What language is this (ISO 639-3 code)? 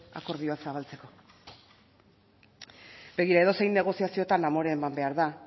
eus